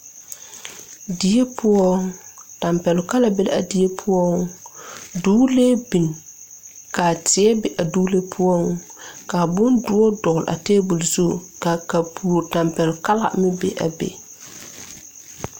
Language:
Southern Dagaare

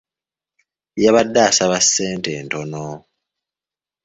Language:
Ganda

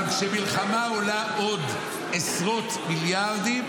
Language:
Hebrew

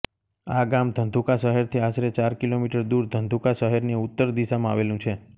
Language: Gujarati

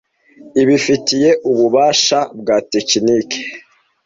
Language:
Kinyarwanda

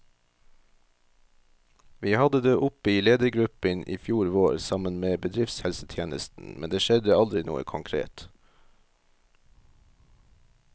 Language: Norwegian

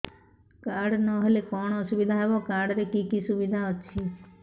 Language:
Odia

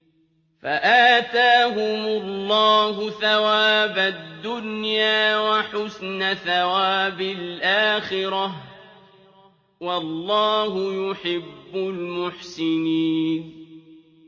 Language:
Arabic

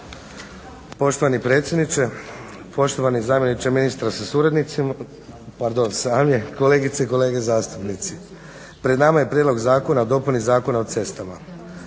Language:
Croatian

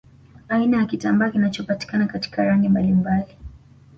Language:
Swahili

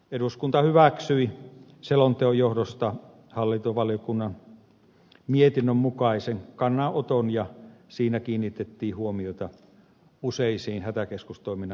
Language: Finnish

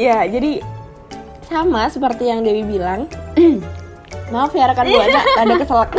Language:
Indonesian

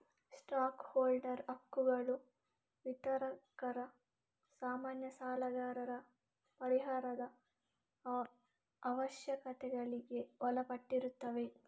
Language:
Kannada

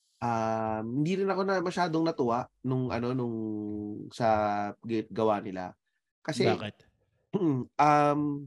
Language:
Filipino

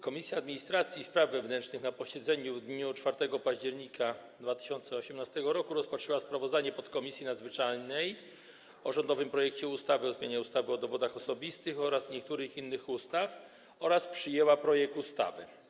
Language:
Polish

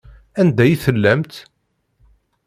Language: Kabyle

